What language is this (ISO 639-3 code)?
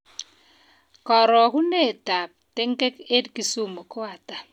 kln